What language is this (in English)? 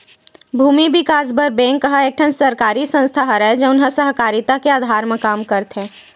Chhattisgarhi